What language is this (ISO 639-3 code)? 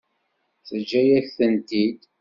kab